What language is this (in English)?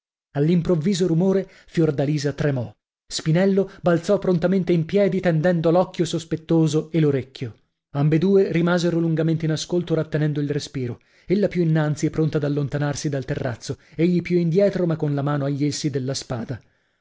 Italian